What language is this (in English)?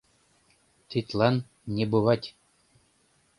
Mari